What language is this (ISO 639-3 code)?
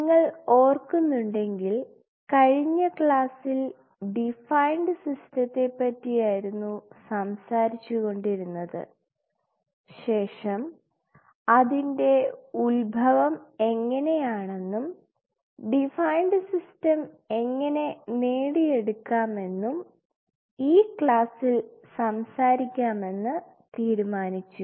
mal